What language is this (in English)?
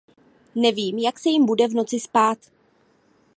Czech